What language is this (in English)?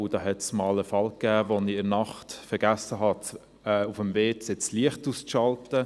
Swiss German